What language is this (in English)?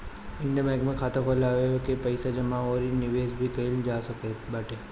Bhojpuri